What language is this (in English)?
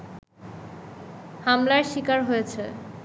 Bangla